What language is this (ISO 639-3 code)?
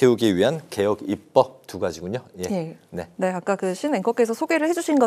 kor